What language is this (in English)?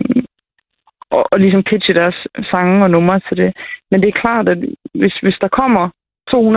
Danish